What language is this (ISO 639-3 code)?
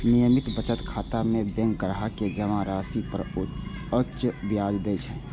mai